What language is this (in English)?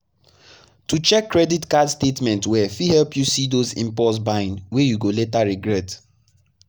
Nigerian Pidgin